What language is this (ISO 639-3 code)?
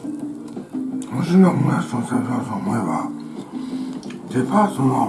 jpn